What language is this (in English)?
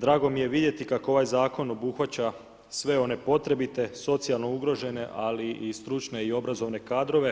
Croatian